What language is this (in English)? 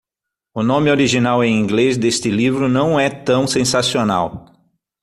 Portuguese